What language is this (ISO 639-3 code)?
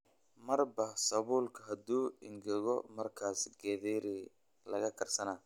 som